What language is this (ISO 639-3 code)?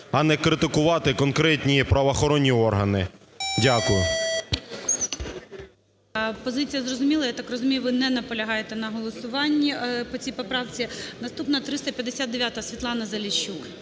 ukr